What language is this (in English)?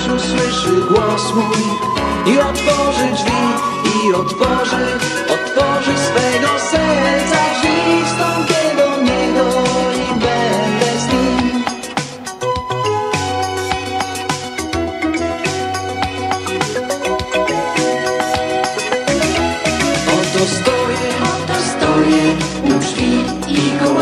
Polish